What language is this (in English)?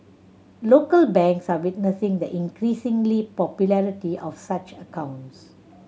English